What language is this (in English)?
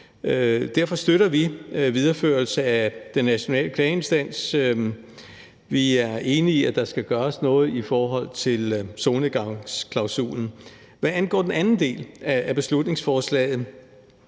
Danish